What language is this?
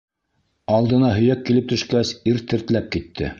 Bashkir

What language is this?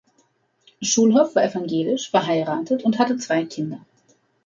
German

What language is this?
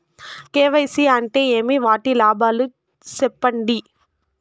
Telugu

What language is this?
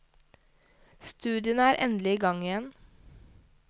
Norwegian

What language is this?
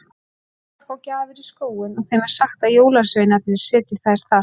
Icelandic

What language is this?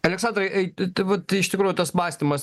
Lithuanian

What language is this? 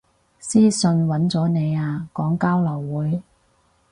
Cantonese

